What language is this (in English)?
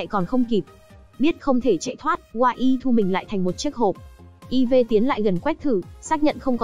Vietnamese